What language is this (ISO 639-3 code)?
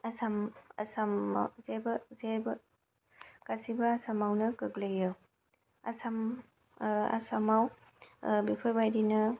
brx